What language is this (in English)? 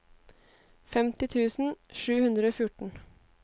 Norwegian